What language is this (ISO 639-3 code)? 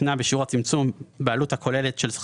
heb